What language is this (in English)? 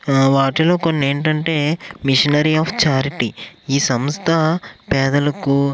Telugu